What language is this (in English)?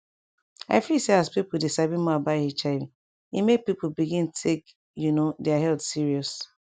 Nigerian Pidgin